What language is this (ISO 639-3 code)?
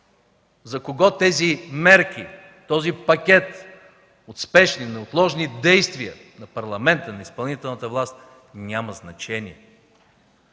bul